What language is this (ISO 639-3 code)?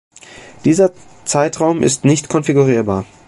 deu